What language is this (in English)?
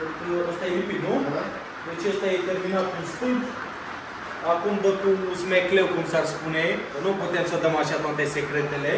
Romanian